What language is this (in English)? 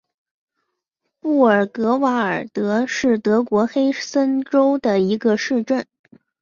Chinese